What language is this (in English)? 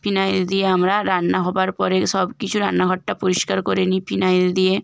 Bangla